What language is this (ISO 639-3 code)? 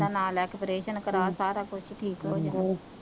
pan